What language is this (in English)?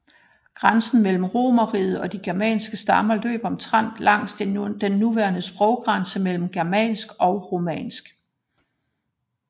Danish